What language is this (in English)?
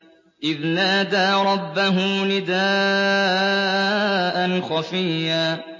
Arabic